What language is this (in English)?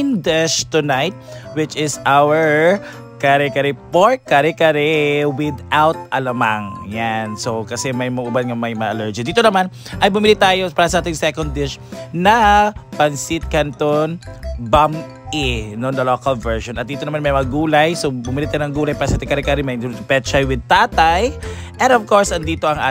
Filipino